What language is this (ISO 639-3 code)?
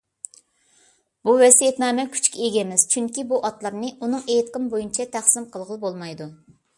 uig